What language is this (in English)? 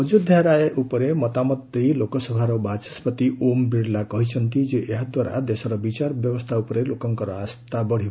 Odia